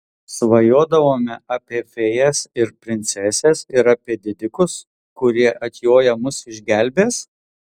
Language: Lithuanian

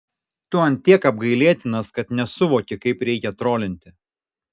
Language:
Lithuanian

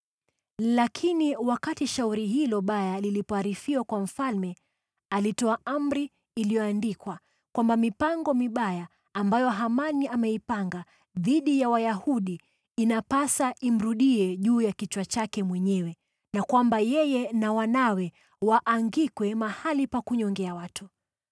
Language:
Swahili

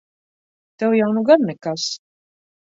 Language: Latvian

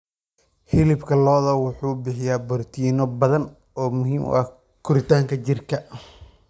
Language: Somali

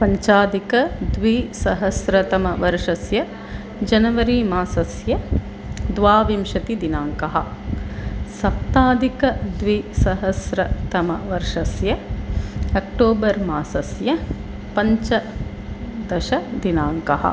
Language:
Sanskrit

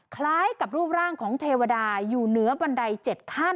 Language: Thai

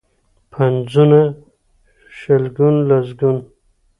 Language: Pashto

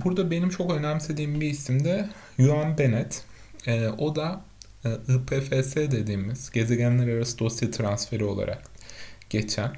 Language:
Turkish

